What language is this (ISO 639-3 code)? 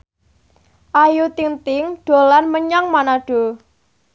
jav